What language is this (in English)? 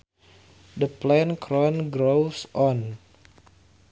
Sundanese